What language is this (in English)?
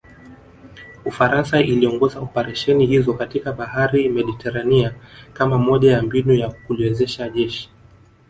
Swahili